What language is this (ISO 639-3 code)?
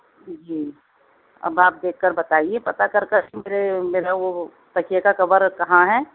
urd